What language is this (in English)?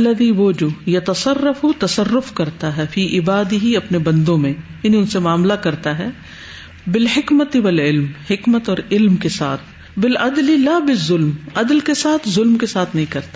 Urdu